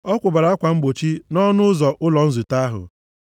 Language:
Igbo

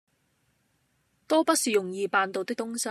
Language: Cantonese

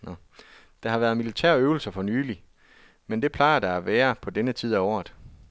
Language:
Danish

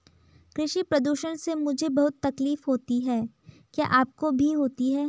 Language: Hindi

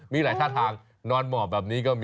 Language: Thai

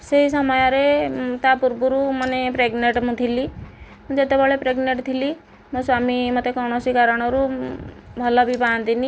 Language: Odia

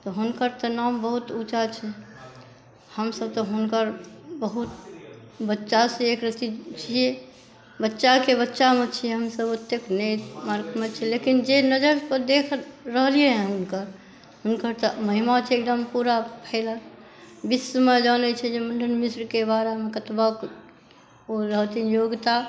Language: Maithili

